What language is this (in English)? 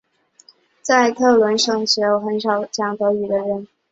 Chinese